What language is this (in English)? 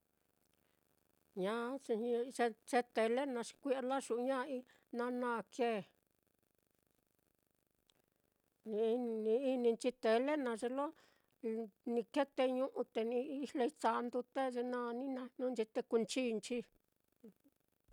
Mitlatongo Mixtec